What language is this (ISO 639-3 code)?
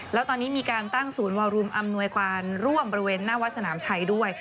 tha